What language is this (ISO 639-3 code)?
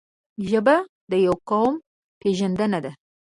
pus